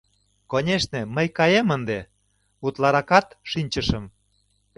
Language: Mari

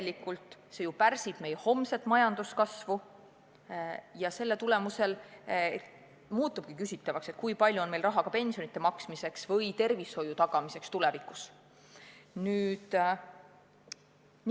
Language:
Estonian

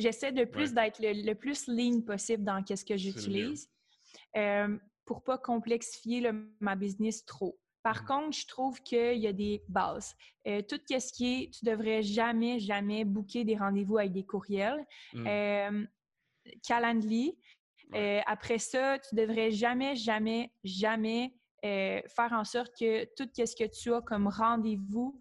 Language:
French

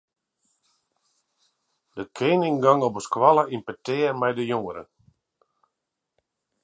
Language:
Western Frisian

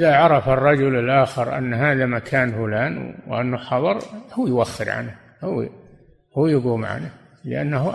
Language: Arabic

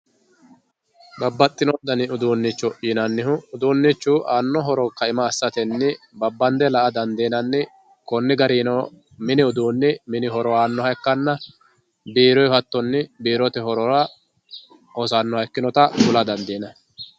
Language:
Sidamo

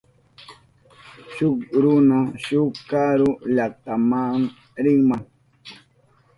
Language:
Southern Pastaza Quechua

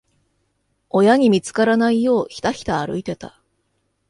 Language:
Japanese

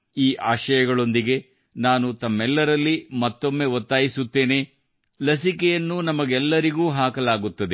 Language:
Kannada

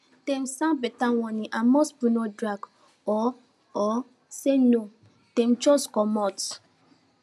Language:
Nigerian Pidgin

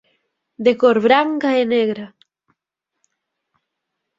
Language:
Galician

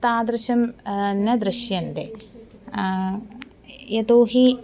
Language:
Sanskrit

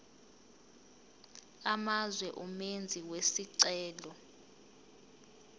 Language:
Zulu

